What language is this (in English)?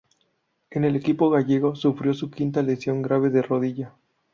Spanish